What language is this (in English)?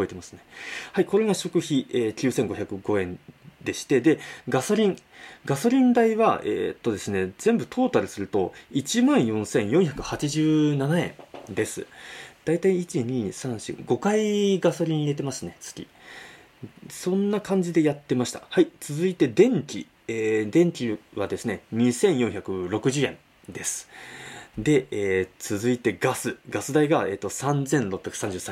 Japanese